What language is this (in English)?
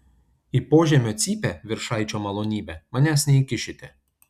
Lithuanian